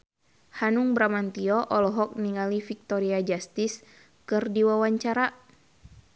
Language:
Sundanese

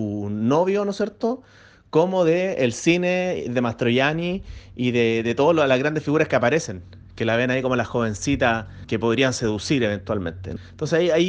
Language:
Spanish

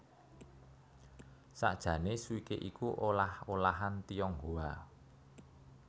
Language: Javanese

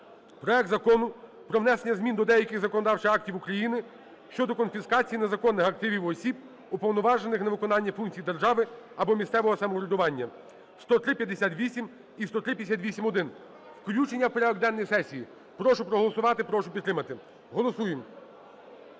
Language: Ukrainian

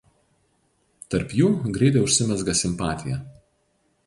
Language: Lithuanian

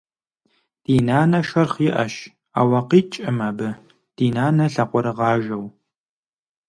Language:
Kabardian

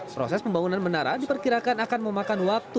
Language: Indonesian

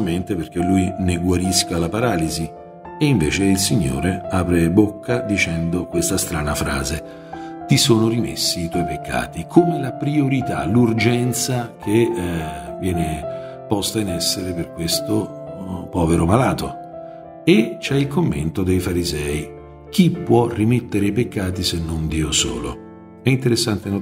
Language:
Italian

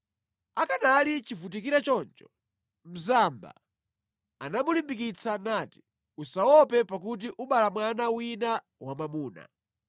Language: Nyanja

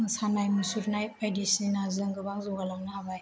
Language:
Bodo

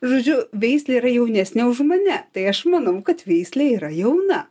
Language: Lithuanian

